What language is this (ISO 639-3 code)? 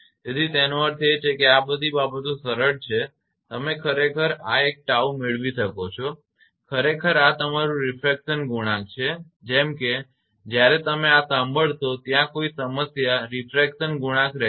guj